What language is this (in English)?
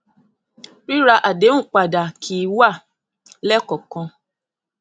Yoruba